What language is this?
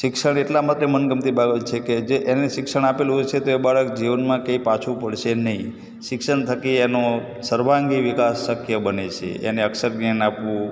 Gujarati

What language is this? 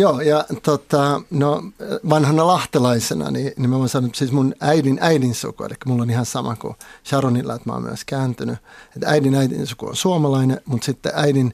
Finnish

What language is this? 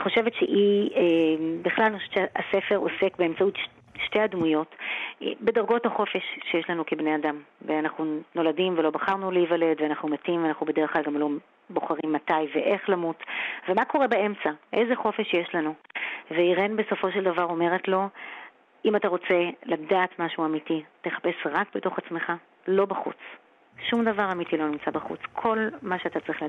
Hebrew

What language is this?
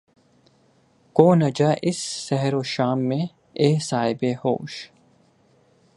Urdu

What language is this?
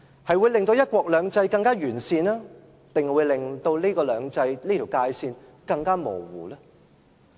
Cantonese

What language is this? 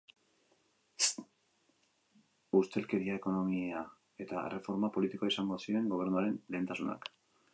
Basque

